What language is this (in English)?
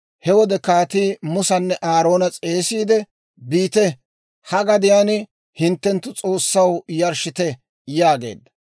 Dawro